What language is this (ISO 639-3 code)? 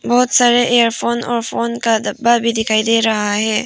hin